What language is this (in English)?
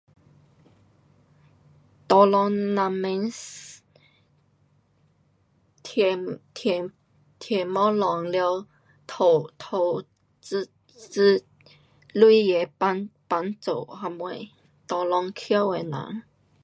Pu-Xian Chinese